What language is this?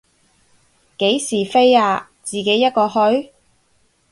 Cantonese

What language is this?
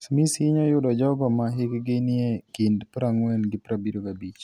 Luo (Kenya and Tanzania)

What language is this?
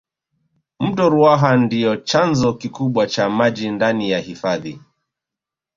Swahili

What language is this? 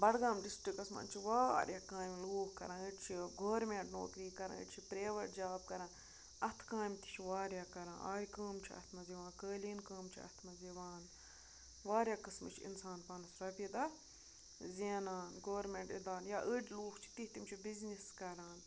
Kashmiri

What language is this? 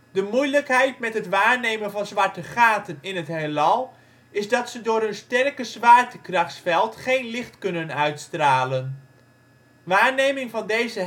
Dutch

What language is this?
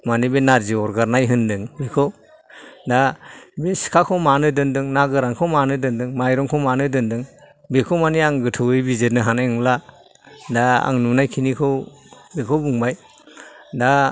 Bodo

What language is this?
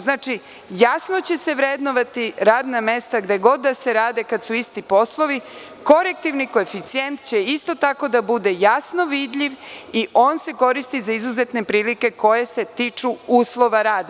Serbian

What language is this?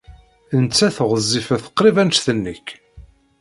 Kabyle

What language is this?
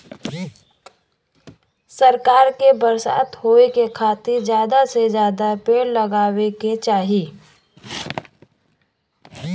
Bhojpuri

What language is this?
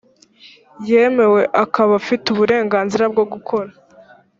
Kinyarwanda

